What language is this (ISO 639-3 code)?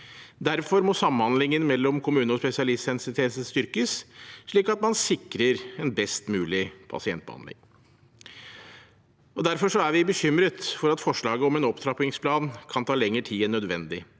nor